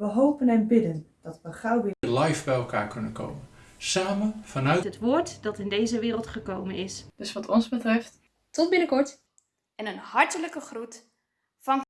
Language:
Dutch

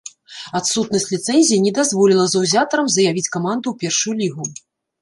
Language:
Belarusian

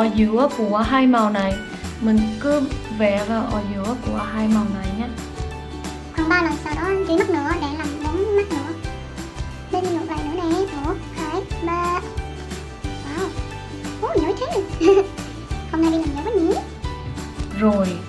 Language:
Vietnamese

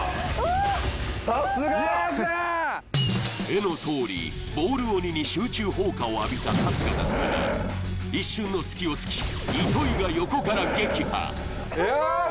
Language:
Japanese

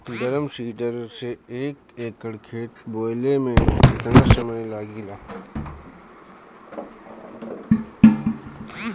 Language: Bhojpuri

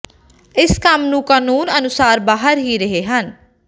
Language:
Punjabi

